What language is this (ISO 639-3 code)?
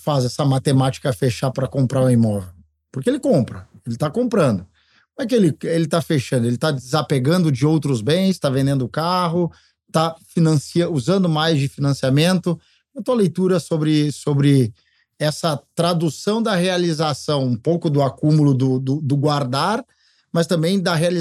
por